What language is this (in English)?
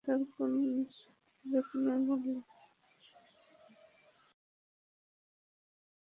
Bangla